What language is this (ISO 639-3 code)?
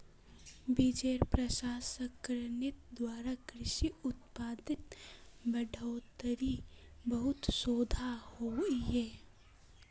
mag